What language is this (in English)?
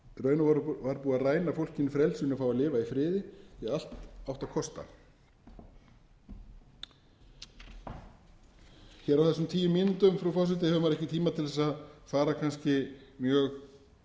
Icelandic